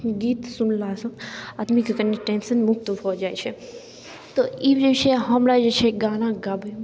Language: Maithili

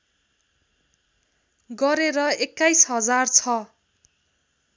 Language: Nepali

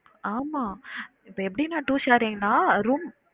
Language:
Tamil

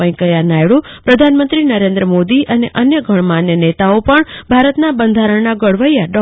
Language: Gujarati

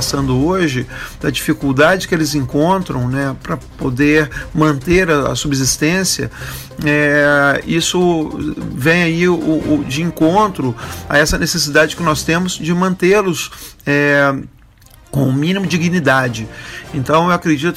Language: Portuguese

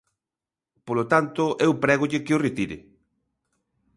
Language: Galician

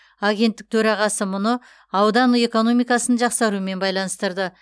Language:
Kazakh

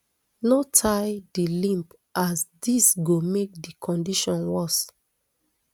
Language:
Nigerian Pidgin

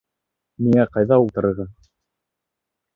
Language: Bashkir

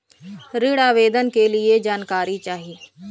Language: Bhojpuri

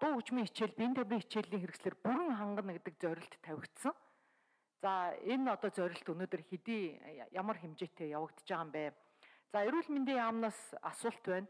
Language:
Turkish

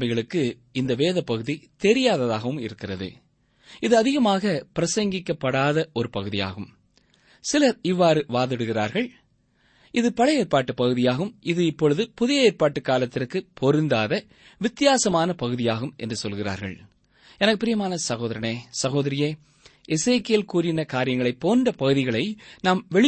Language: Tamil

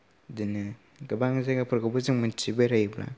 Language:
Bodo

